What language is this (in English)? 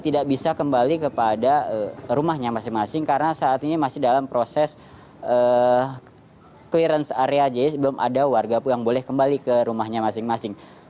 Indonesian